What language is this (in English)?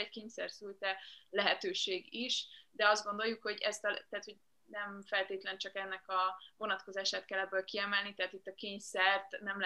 Hungarian